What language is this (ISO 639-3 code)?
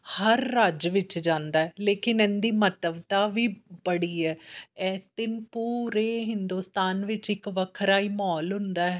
pan